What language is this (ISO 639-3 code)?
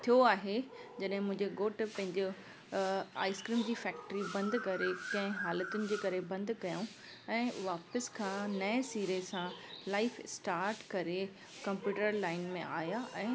snd